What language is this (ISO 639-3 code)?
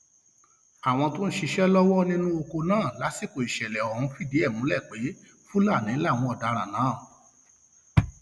yor